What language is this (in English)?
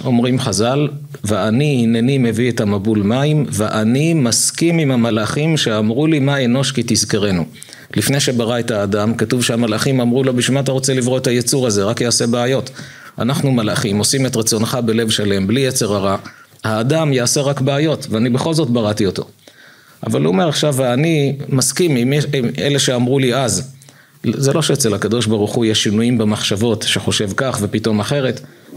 Hebrew